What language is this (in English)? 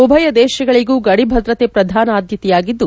Kannada